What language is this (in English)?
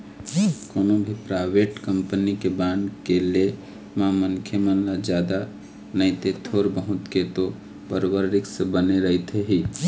Chhattisgarhi